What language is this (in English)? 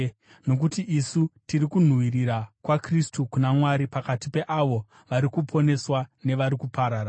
Shona